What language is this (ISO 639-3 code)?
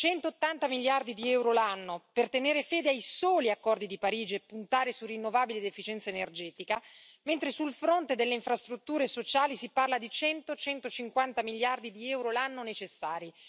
ita